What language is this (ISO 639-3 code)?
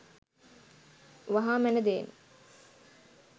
sin